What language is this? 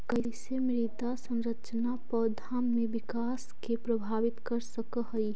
Magahi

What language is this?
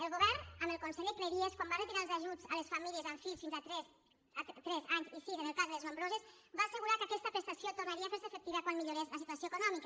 Catalan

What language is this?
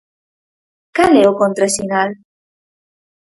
Galician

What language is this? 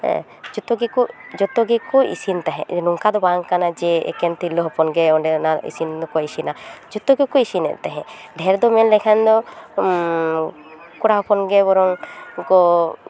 Santali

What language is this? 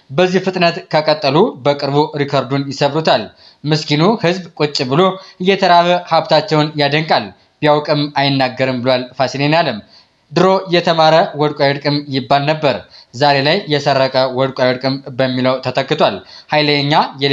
Arabic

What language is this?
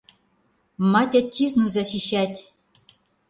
Mari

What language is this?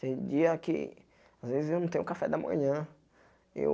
Portuguese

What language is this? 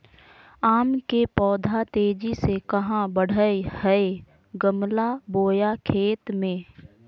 Magahi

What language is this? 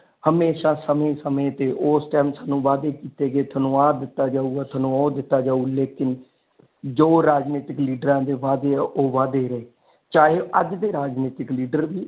Punjabi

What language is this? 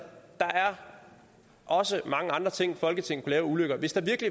Danish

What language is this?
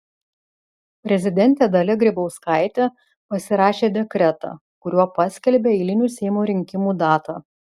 Lithuanian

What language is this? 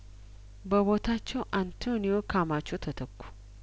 Amharic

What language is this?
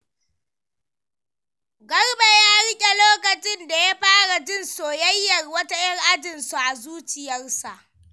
Hausa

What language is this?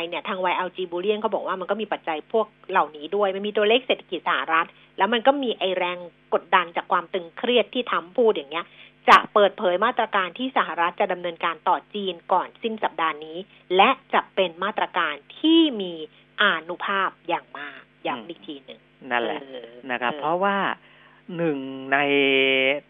Thai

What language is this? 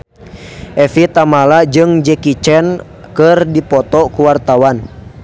Sundanese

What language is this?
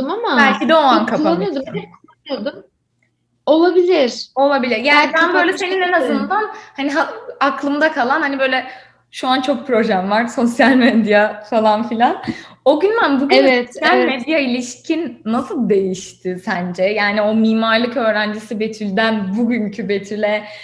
Turkish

